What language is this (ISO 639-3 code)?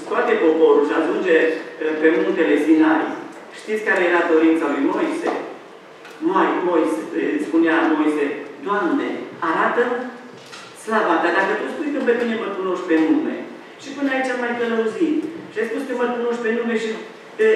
ron